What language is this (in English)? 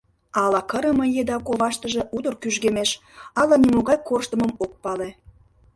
Mari